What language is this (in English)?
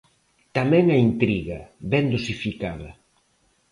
Galician